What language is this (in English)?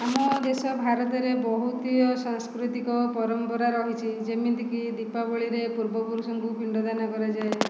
Odia